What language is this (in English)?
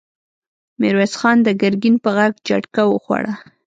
Pashto